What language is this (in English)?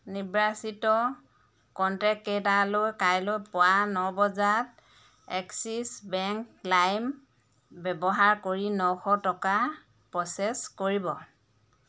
Assamese